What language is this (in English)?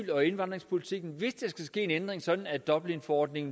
Danish